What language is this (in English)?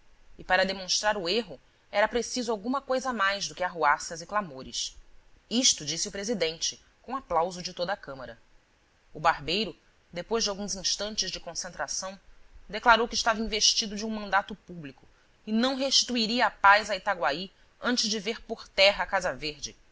Portuguese